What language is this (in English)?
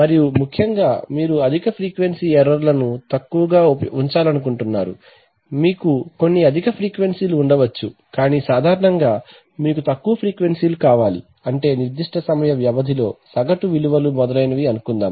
Telugu